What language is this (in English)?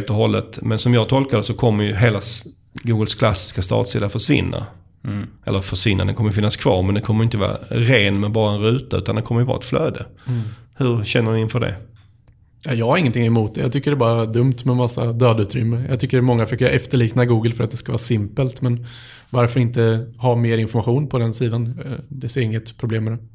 Swedish